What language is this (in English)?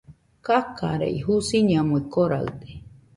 Nüpode Huitoto